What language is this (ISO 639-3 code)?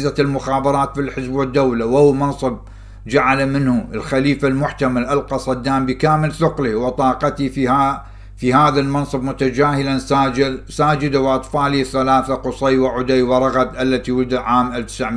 ara